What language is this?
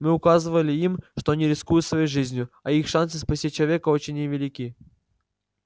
Russian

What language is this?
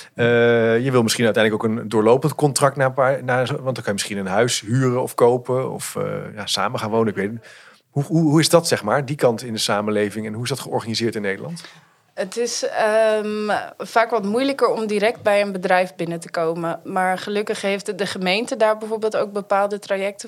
Dutch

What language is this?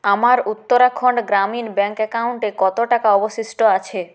Bangla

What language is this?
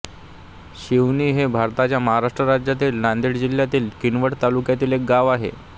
Marathi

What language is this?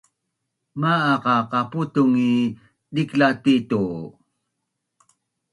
Bunun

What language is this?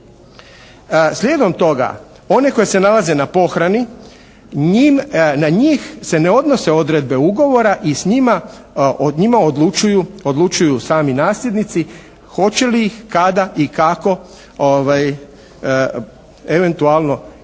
Croatian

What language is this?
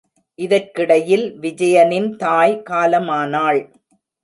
Tamil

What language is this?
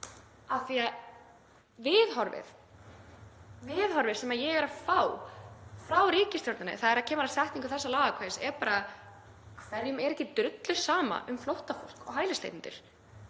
Icelandic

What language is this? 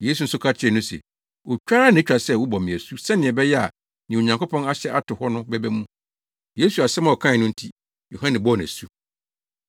Akan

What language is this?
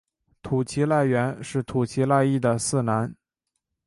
Chinese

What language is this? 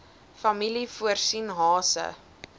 Afrikaans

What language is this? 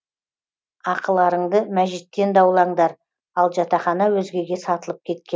Kazakh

